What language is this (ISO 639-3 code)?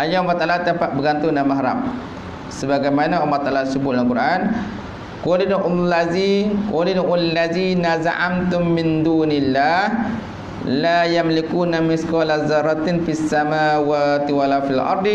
msa